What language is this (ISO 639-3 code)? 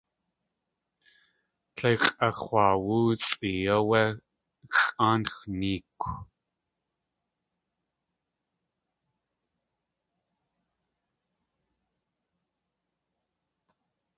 tli